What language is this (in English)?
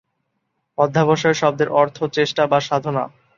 Bangla